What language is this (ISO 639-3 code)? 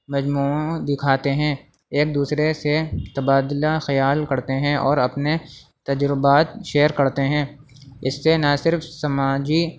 urd